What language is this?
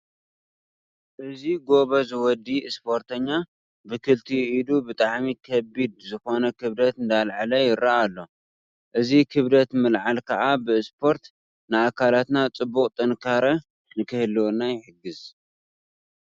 Tigrinya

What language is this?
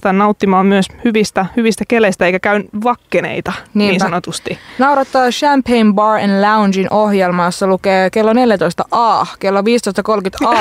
Finnish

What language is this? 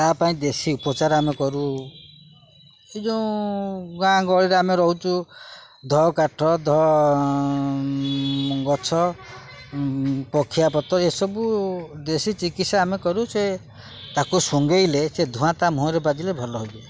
Odia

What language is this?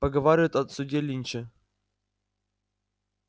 Russian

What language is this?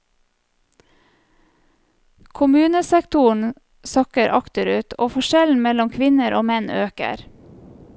Norwegian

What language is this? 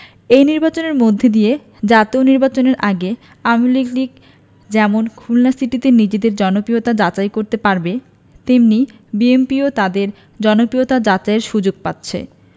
Bangla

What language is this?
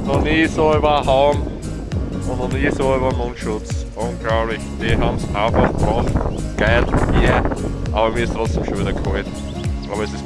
German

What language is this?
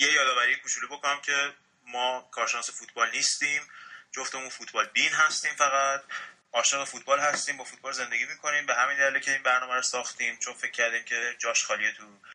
Persian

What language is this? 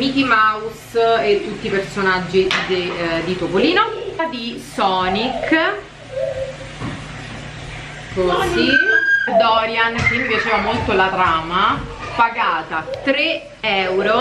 Italian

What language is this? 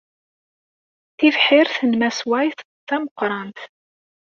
Kabyle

